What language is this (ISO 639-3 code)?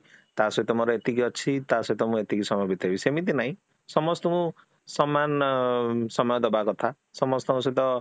ori